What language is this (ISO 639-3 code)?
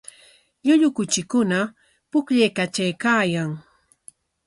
qwa